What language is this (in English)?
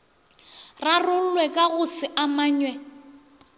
Northern Sotho